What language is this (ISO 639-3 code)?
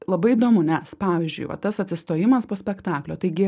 lit